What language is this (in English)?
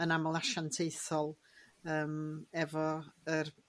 Welsh